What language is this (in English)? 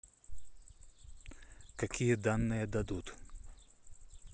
Russian